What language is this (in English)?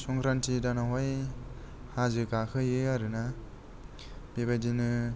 Bodo